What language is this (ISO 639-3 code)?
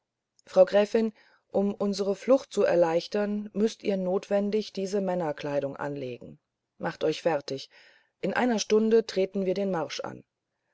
deu